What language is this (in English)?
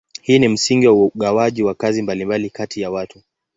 Swahili